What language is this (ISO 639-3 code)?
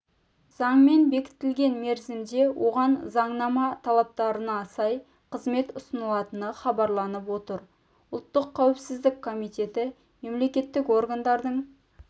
kaz